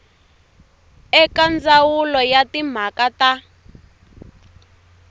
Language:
Tsonga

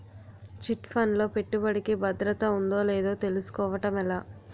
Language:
Telugu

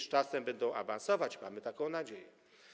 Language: Polish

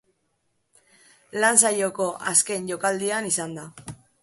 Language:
Basque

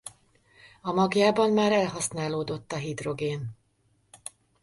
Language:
Hungarian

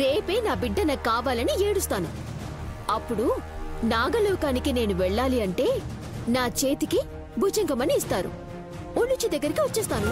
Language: Telugu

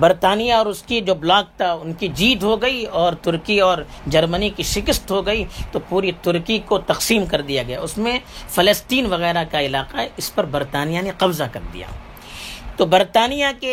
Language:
Urdu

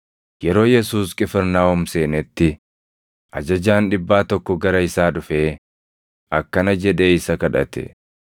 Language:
Oromo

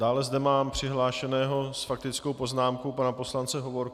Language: Czech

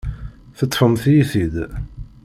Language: Kabyle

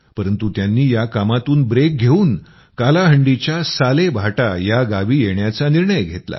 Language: Marathi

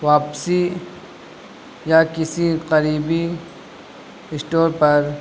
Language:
Urdu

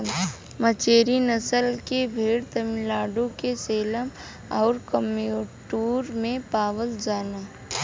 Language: Bhojpuri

